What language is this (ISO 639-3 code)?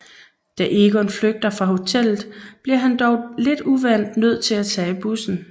dan